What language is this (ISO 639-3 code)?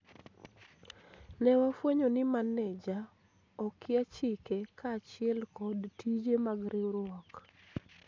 luo